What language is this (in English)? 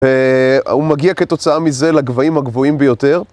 Hebrew